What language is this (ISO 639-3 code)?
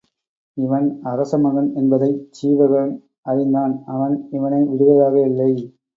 tam